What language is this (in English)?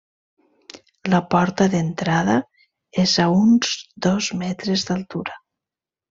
Catalan